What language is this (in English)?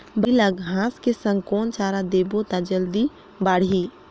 Chhattisgarhi